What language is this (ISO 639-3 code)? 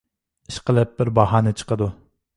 uig